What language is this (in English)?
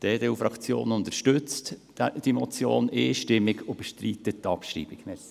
Swiss German